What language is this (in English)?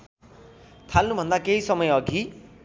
Nepali